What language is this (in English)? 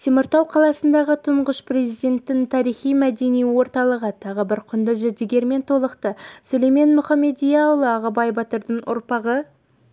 Kazakh